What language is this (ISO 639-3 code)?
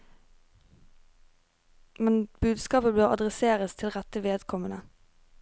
nor